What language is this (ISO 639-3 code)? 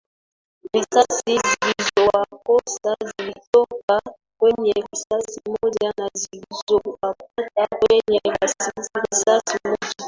swa